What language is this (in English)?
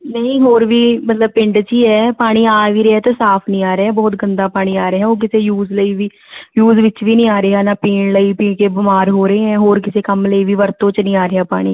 Punjabi